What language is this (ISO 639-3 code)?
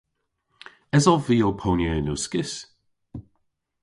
cor